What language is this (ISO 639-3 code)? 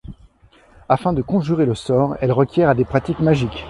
fra